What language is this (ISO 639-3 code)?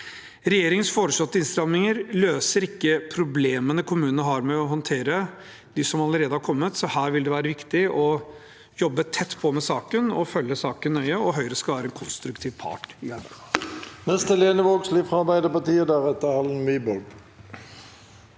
nor